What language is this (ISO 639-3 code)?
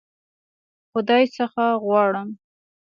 pus